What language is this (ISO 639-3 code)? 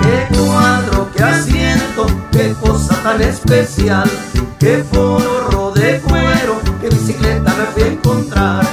spa